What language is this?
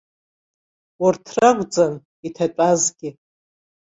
Abkhazian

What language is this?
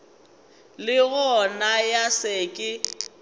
Northern Sotho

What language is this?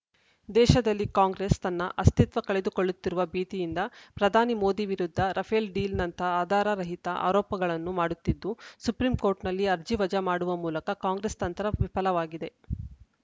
Kannada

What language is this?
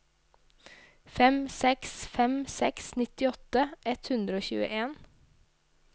Norwegian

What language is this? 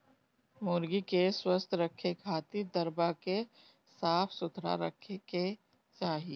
Bhojpuri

